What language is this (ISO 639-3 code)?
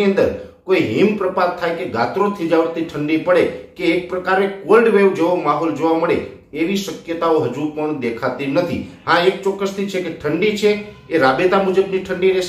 guj